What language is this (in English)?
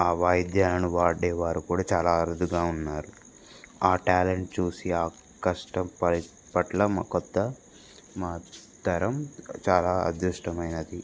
Telugu